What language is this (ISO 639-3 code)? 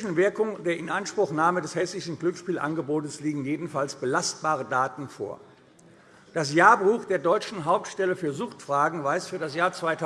deu